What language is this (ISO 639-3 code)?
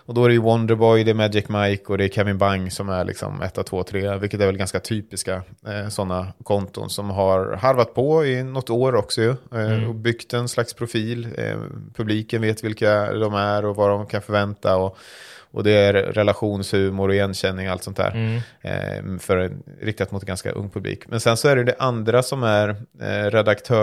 swe